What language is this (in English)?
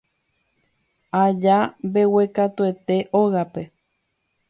Guarani